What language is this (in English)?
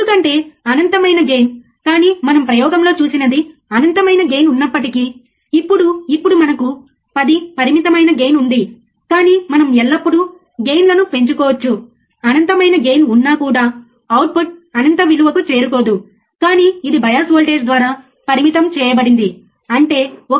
Telugu